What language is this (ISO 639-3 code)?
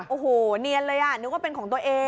tha